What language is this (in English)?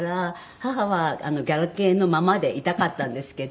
Japanese